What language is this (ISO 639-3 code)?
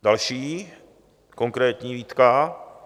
ces